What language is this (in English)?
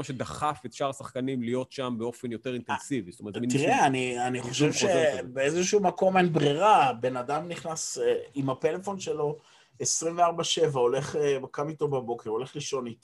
Hebrew